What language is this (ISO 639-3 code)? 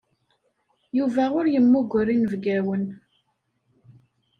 kab